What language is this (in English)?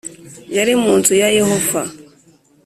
Kinyarwanda